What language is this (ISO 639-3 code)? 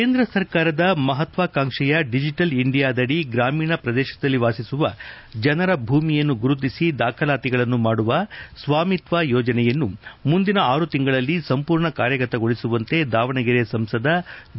kan